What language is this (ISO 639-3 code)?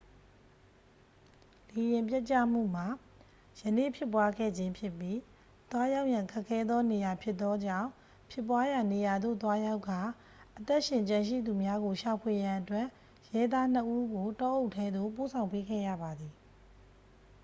mya